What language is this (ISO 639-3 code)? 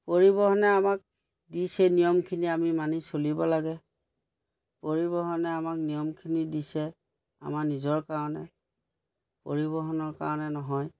asm